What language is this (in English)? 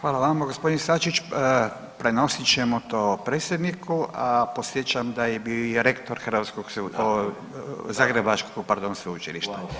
Croatian